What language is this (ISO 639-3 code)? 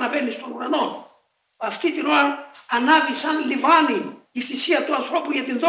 ell